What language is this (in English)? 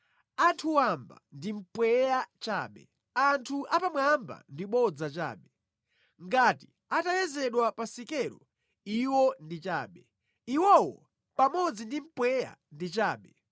Nyanja